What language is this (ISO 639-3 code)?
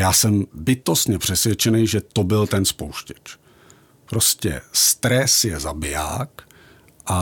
ces